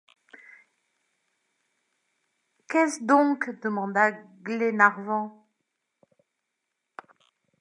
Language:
French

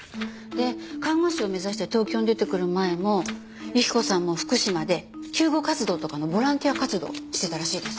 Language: Japanese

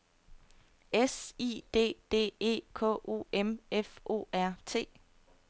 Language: Danish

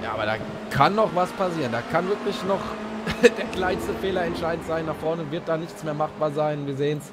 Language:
German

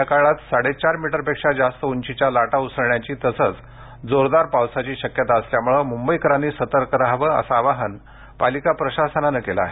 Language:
Marathi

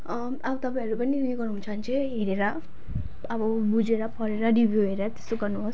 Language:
Nepali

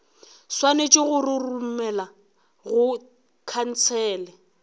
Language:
Northern Sotho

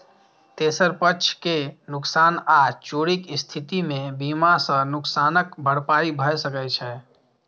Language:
Maithili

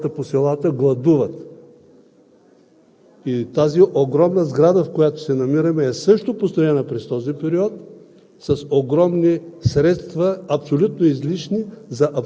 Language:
Bulgarian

